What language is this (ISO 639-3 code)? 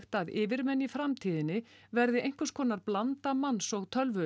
isl